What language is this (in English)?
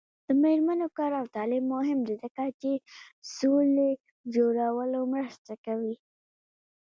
Pashto